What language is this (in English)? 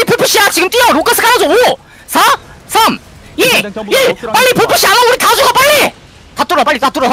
Korean